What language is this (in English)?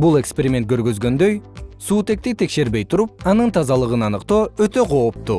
Kyrgyz